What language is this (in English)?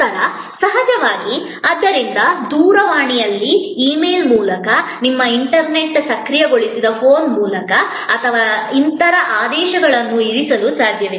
Kannada